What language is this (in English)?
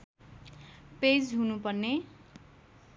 Nepali